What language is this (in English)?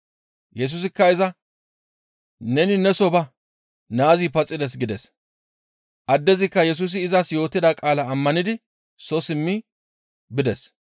Gamo